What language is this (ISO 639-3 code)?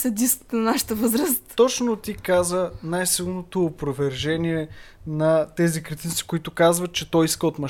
bul